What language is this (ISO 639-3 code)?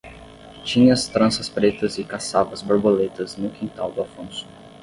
por